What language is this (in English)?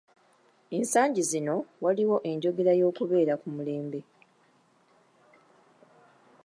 Ganda